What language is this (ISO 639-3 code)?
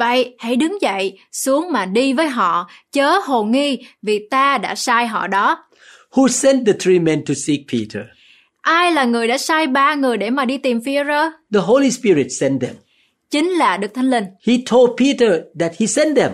vie